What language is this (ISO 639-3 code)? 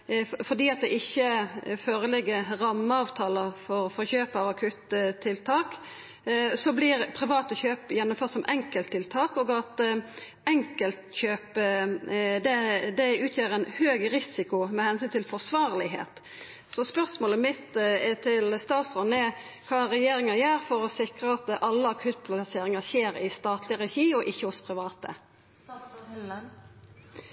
nno